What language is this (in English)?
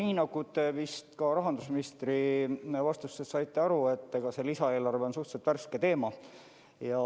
Estonian